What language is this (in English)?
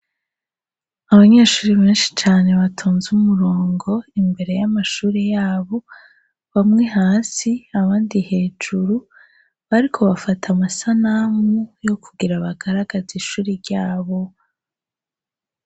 Rundi